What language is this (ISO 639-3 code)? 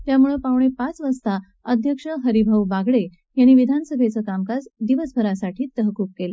mar